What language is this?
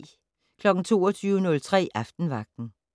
Danish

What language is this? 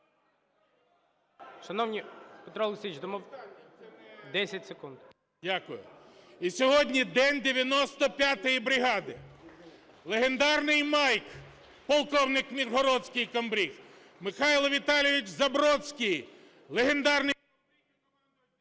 Ukrainian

